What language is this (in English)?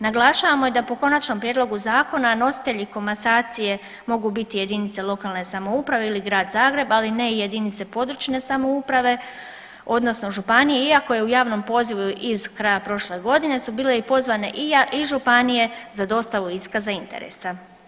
Croatian